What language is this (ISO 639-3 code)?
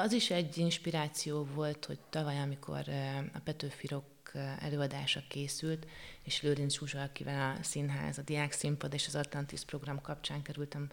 hun